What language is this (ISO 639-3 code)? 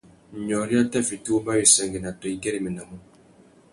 bag